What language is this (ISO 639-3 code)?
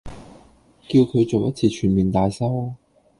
yue